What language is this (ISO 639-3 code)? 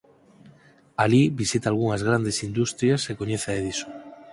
glg